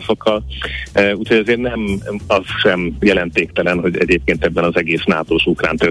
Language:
Hungarian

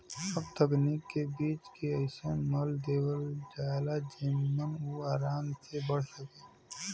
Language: Bhojpuri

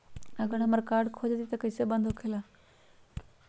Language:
Magahi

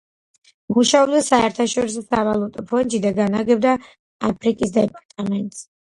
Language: Georgian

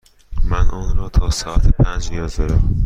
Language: Persian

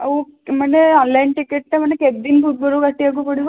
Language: Odia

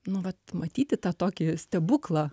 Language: Lithuanian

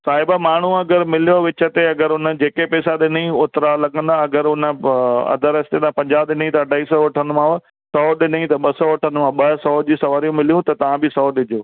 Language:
Sindhi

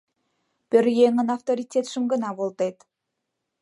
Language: Mari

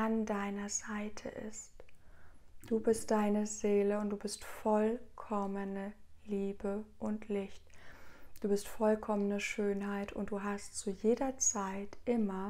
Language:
German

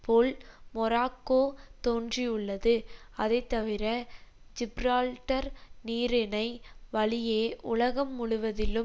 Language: Tamil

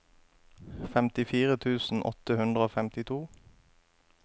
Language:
Norwegian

